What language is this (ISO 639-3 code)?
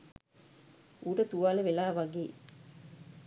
sin